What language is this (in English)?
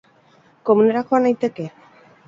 Basque